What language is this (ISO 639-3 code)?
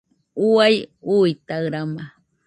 hux